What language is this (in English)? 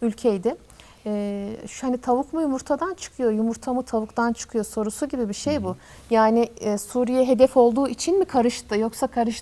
Turkish